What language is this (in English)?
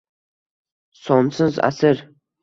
Uzbek